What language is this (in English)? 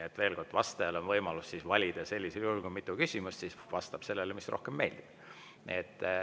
Estonian